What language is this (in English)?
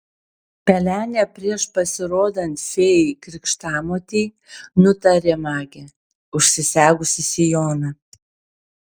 Lithuanian